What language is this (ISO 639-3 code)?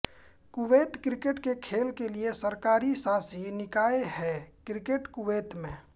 hin